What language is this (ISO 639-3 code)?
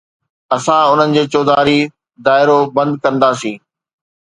snd